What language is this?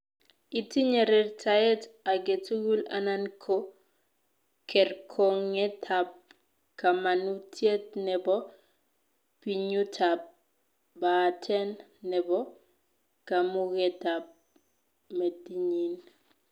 Kalenjin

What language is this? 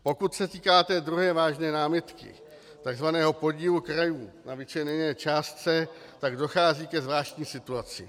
Czech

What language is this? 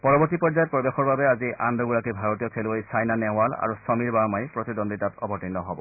Assamese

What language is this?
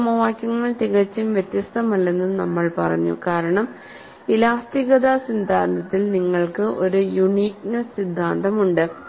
Malayalam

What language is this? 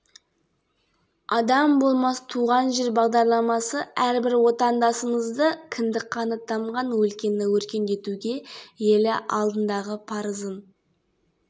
Kazakh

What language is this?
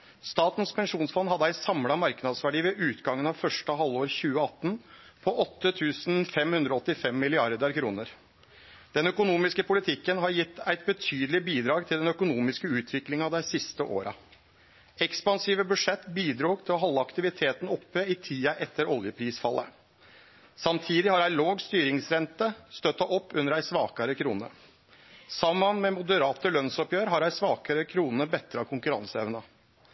Norwegian Nynorsk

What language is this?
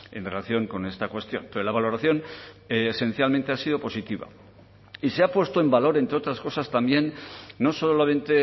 Spanish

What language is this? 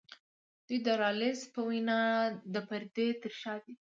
Pashto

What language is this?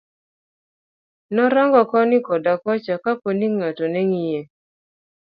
Luo (Kenya and Tanzania)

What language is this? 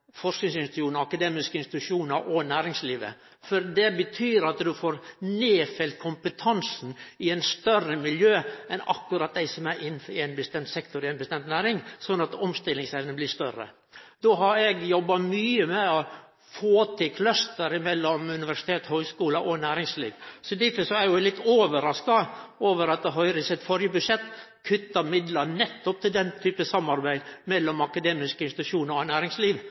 Norwegian Nynorsk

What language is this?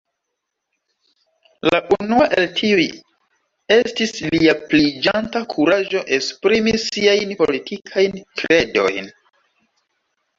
Esperanto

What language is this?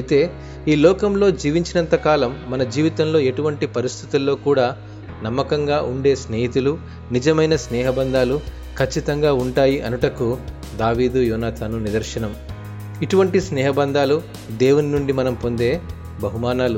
Telugu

